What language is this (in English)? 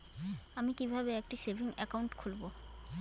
Bangla